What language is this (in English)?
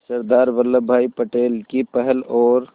Hindi